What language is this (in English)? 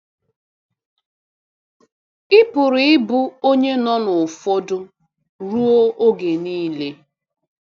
Igbo